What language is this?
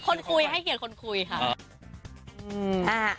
Thai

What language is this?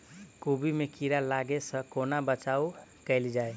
Maithili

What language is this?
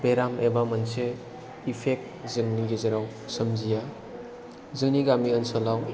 Bodo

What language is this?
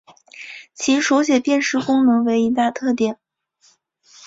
Chinese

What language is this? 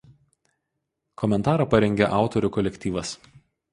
Lithuanian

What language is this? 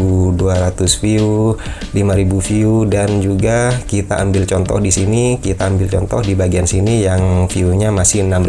Indonesian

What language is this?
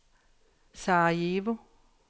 Danish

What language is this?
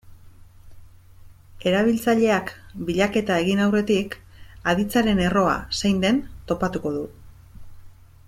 Basque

